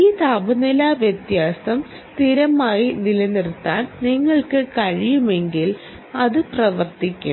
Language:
Malayalam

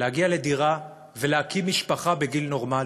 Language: Hebrew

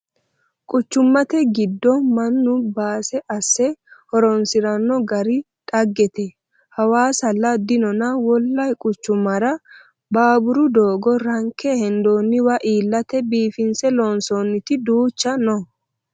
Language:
Sidamo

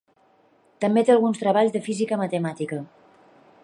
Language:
Catalan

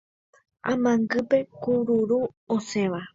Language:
Guarani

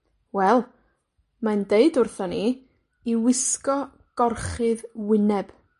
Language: Welsh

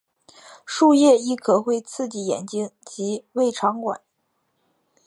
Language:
Chinese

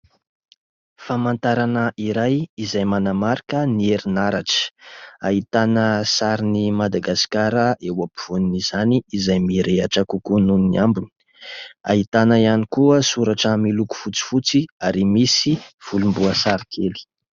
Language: Malagasy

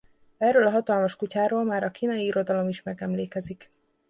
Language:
Hungarian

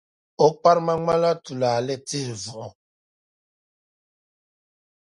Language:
Dagbani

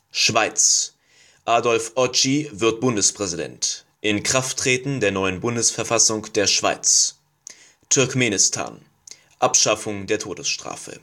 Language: German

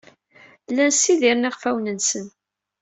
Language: Kabyle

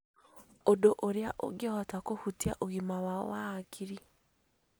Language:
Kikuyu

